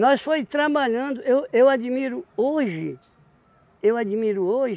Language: Portuguese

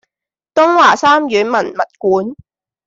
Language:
Cantonese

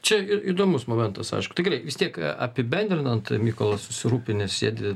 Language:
Lithuanian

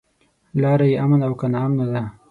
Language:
Pashto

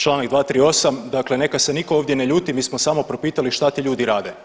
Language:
Croatian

